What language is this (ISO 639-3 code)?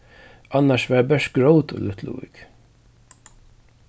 fao